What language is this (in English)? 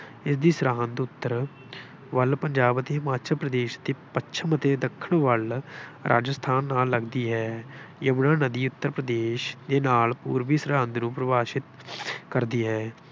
Punjabi